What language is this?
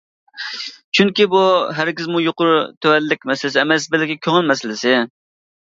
Uyghur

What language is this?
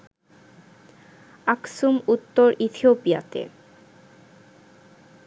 Bangla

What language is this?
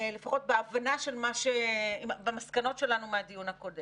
Hebrew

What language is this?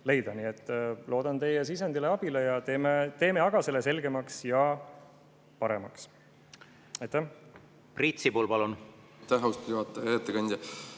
Estonian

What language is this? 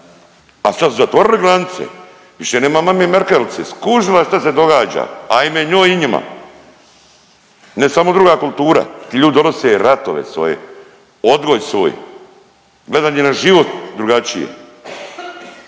Croatian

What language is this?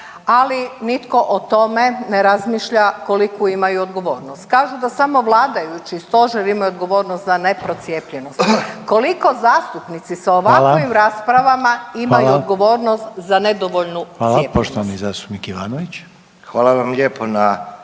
Croatian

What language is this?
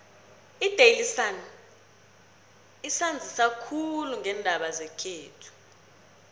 South Ndebele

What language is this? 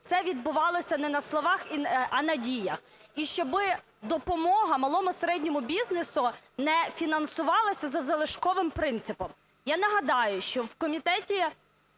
Ukrainian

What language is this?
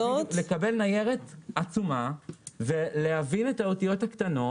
Hebrew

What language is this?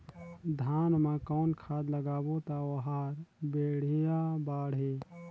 Chhattisgarhi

